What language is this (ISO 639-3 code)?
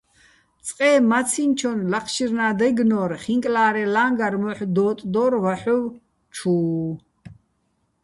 bbl